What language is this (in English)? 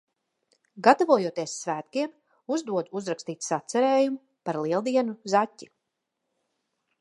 Latvian